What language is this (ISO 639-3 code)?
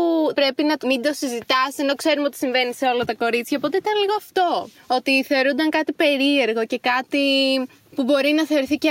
ell